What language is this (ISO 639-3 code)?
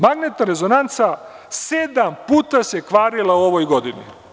srp